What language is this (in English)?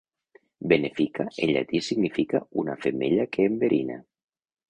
Catalan